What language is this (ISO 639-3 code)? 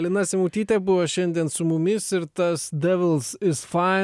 lit